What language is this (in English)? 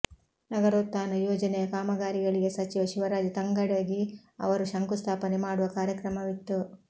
Kannada